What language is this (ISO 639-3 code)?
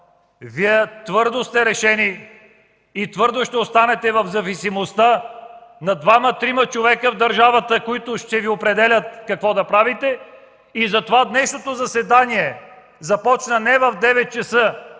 bul